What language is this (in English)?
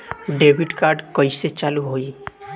Bhojpuri